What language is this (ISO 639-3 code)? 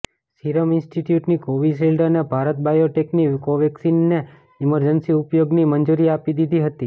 guj